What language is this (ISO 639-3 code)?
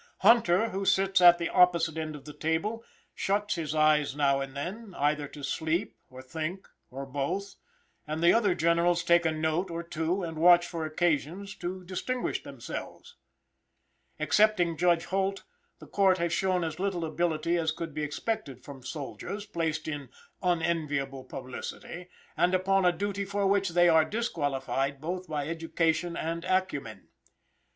eng